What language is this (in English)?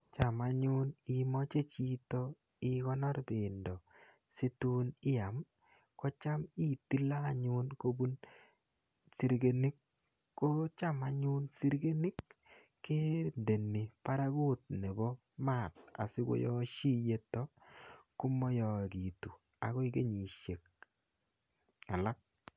Kalenjin